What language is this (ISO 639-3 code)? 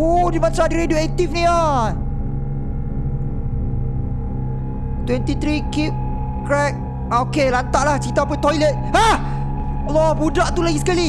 msa